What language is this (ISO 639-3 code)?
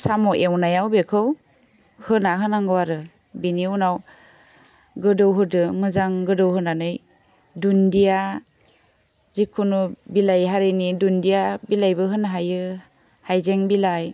brx